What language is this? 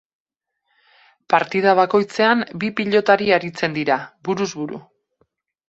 Basque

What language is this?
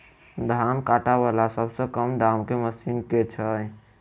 Maithili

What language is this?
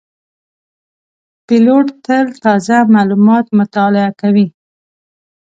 Pashto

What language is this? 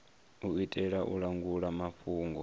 Venda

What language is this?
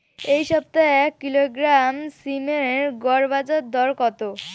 Bangla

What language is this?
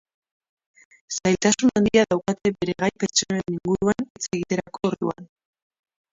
Basque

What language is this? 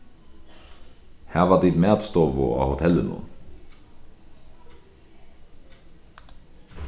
Faroese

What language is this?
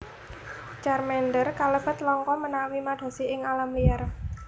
Javanese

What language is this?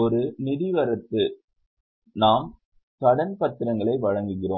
Tamil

